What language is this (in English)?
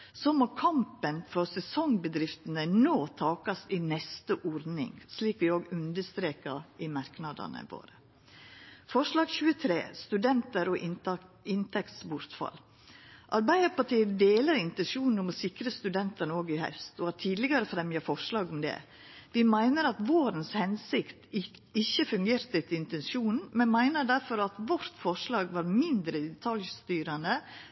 Norwegian Nynorsk